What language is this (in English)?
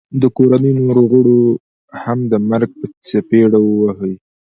Pashto